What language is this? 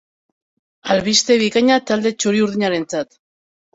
Basque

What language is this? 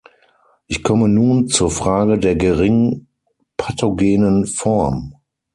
German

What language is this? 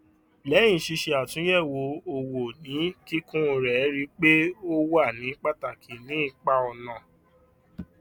Yoruba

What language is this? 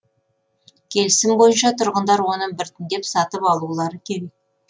Kazakh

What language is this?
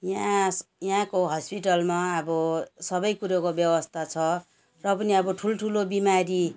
Nepali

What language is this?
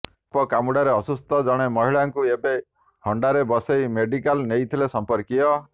Odia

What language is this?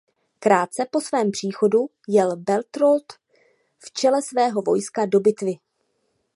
Czech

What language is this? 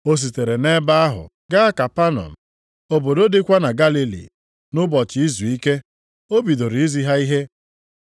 Igbo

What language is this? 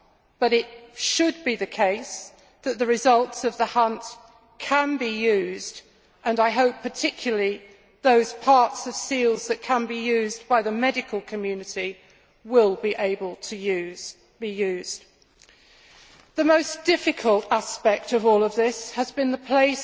English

